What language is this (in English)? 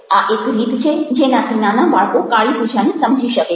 Gujarati